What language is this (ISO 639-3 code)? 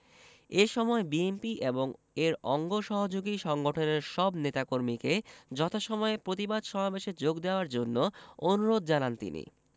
ben